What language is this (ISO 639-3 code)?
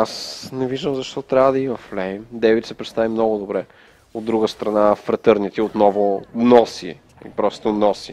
bul